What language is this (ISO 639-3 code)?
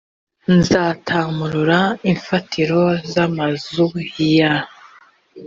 kin